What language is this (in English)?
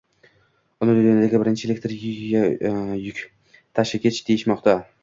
Uzbek